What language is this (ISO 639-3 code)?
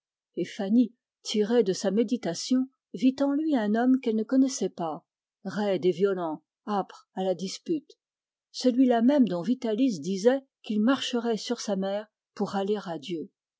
fra